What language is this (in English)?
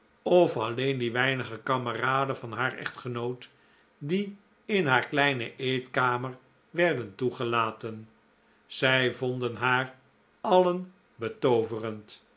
Dutch